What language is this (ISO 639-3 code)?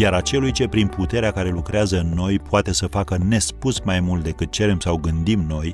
ron